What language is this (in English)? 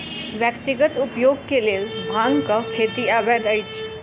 Maithili